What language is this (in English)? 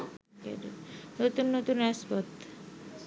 Bangla